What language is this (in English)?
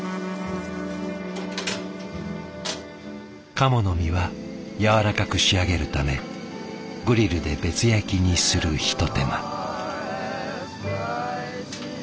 Japanese